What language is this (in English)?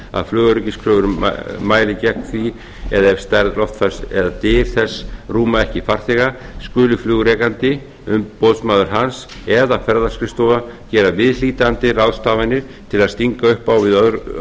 Icelandic